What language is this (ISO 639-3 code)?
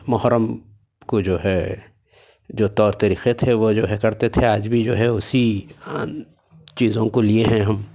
urd